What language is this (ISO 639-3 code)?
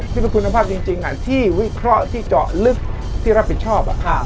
tha